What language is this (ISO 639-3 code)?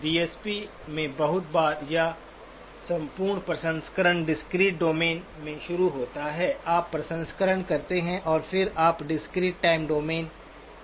hin